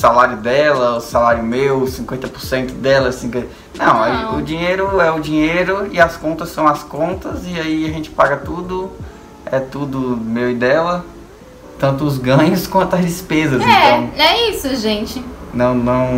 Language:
Portuguese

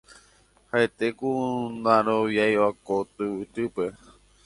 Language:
Guarani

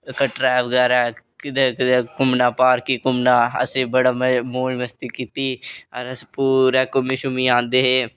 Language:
Dogri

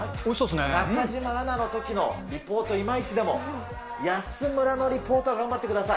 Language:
Japanese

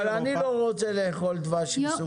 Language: Hebrew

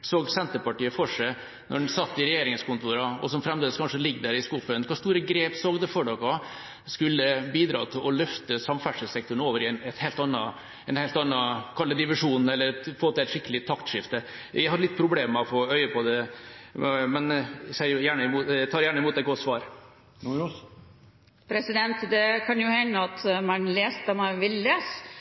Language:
Norwegian Bokmål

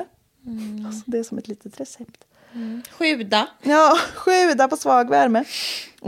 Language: Swedish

